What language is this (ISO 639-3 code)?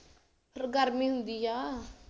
pan